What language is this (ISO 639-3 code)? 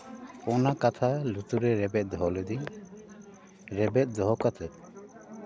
sat